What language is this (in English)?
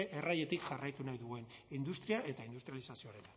Basque